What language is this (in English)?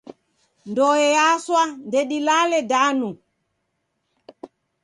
Taita